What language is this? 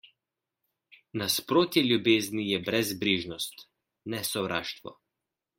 Slovenian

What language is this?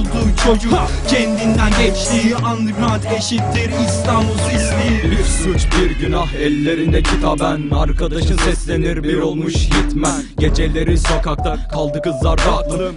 Turkish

